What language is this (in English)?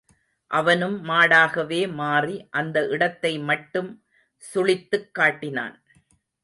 Tamil